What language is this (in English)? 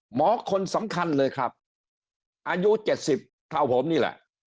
Thai